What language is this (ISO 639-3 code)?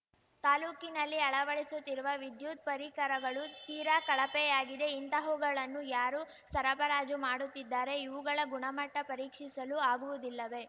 kan